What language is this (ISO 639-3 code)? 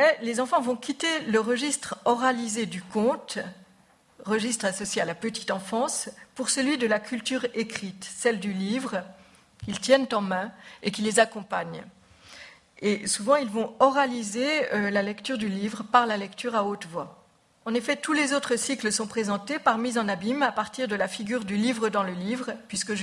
fra